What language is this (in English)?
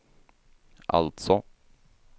Swedish